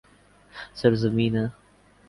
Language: Urdu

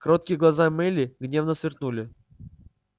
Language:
Russian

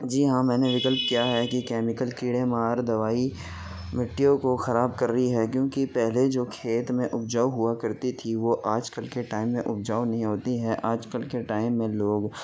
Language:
Urdu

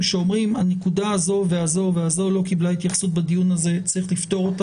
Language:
Hebrew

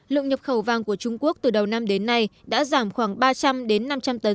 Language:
Vietnamese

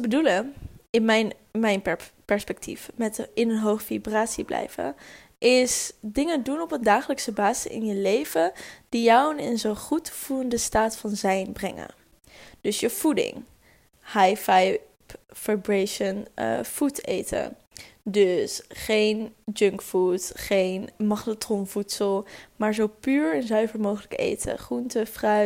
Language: Dutch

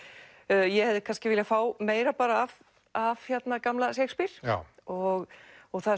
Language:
Icelandic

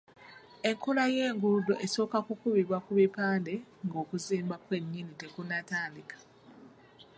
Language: Ganda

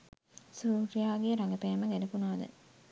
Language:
Sinhala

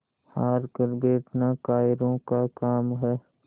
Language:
Hindi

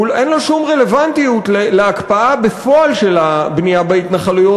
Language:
Hebrew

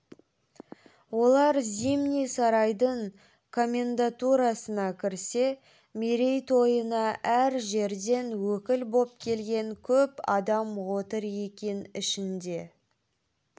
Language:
Kazakh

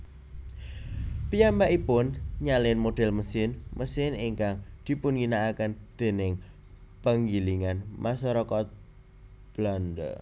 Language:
Javanese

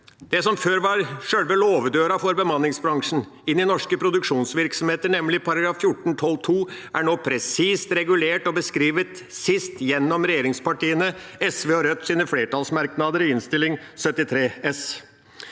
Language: Norwegian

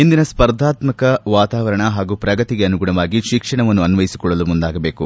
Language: Kannada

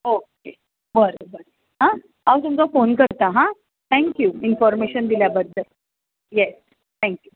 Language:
Konkani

